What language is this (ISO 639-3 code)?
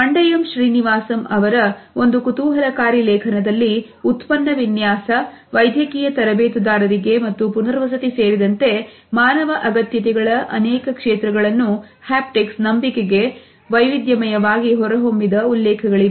kan